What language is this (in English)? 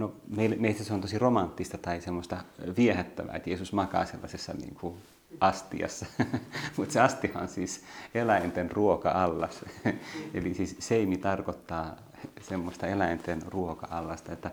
Finnish